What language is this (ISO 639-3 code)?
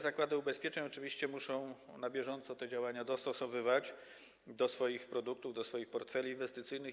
pol